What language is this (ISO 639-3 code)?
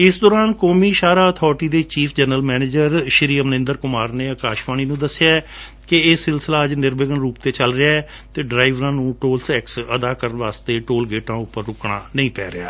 pan